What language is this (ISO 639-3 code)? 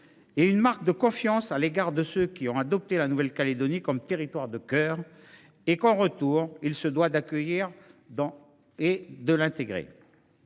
fra